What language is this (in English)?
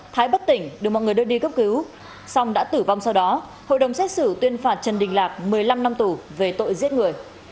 Vietnamese